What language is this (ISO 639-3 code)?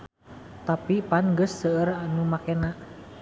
sun